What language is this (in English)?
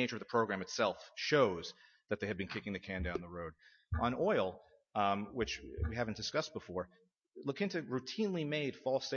English